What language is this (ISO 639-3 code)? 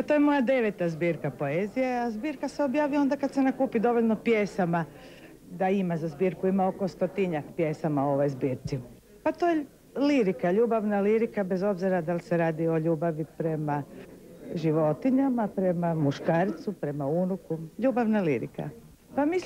lit